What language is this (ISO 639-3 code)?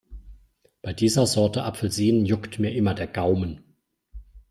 deu